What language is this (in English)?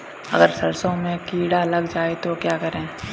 Hindi